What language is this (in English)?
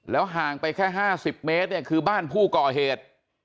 Thai